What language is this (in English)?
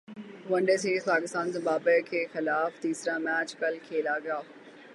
Urdu